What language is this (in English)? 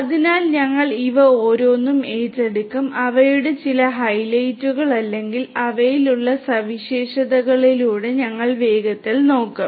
Malayalam